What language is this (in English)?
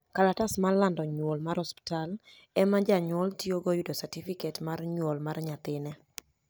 Luo (Kenya and Tanzania)